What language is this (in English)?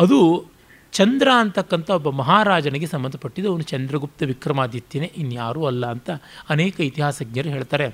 Kannada